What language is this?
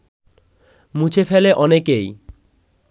Bangla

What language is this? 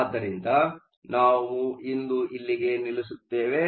Kannada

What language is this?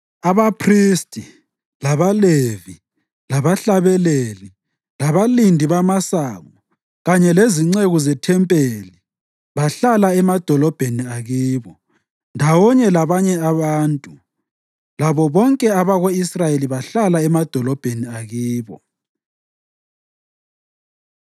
North Ndebele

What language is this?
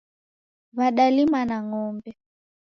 Taita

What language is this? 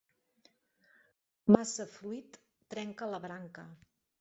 Catalan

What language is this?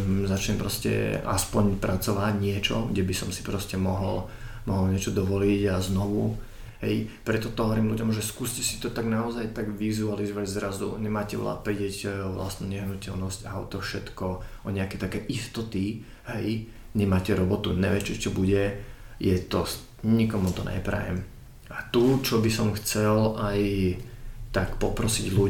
Slovak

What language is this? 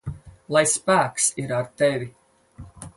Latvian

